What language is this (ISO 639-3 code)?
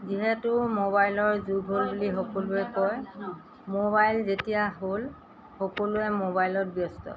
asm